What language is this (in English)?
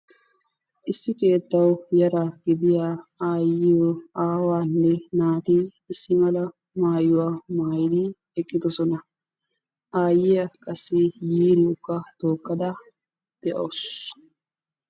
Wolaytta